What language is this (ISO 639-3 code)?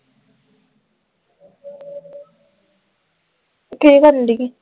pan